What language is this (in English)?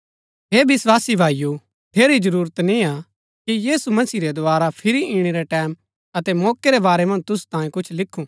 Gaddi